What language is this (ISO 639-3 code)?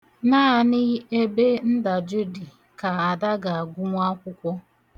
ibo